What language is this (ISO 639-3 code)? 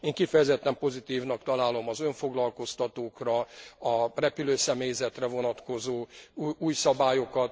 hun